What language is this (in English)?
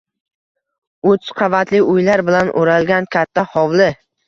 Uzbek